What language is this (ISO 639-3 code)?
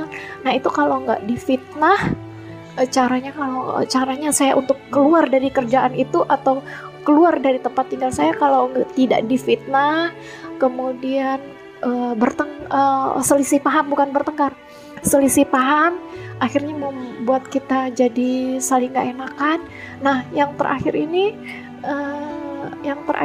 ind